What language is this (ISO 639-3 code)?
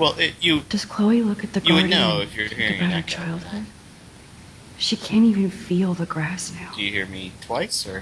eng